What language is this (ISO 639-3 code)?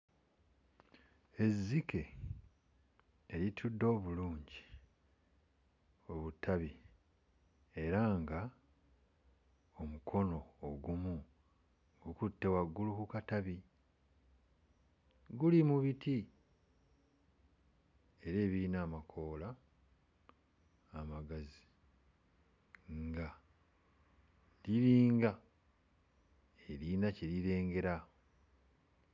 lug